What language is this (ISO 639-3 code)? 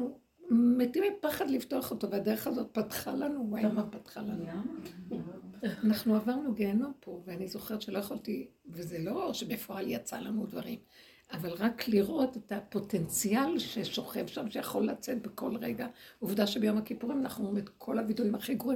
heb